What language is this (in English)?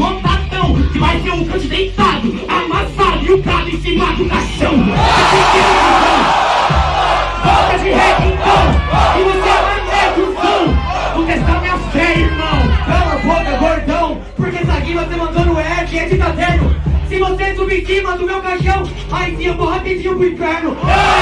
Portuguese